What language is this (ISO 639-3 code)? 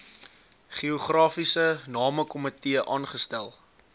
afr